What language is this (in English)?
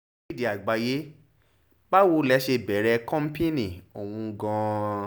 Yoruba